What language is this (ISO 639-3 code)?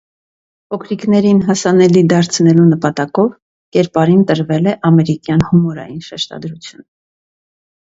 hye